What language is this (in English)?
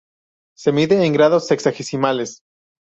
Spanish